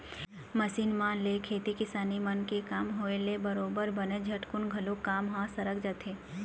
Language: Chhattisgarhi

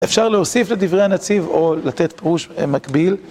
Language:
Hebrew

